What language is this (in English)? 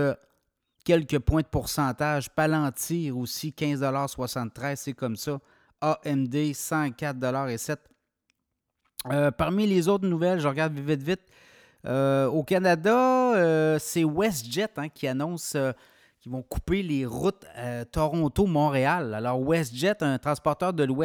French